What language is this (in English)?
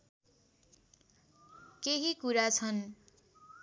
Nepali